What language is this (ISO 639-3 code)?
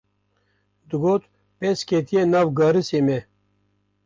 kur